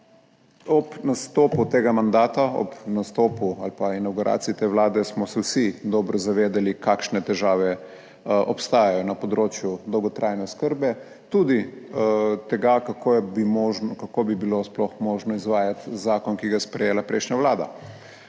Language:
Slovenian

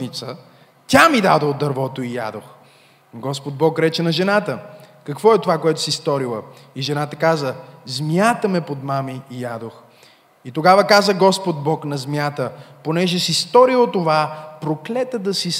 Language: Bulgarian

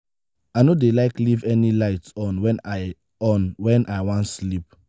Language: Nigerian Pidgin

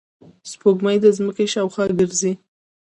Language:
Pashto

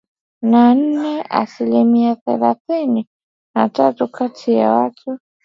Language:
Swahili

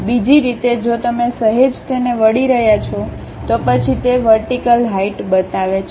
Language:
Gujarati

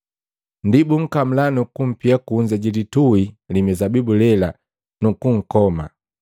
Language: Matengo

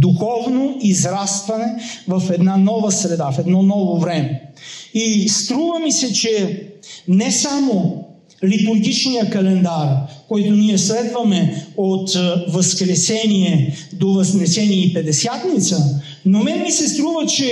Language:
Bulgarian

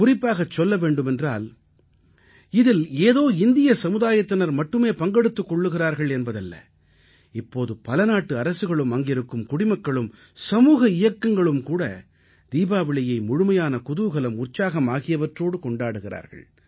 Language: Tamil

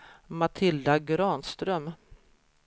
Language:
Swedish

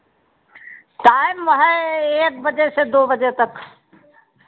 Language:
Hindi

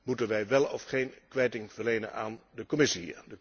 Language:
Dutch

